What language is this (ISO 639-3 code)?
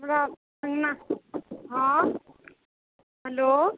mai